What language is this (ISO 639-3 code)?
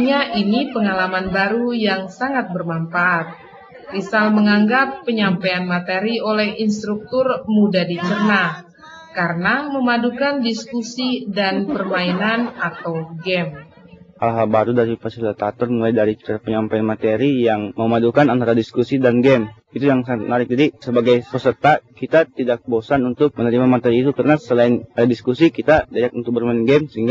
ind